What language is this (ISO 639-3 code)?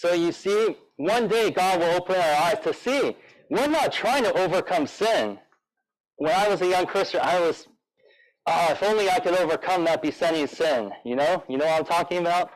eng